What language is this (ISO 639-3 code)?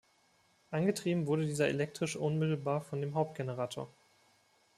deu